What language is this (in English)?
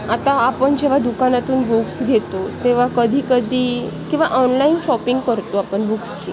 Marathi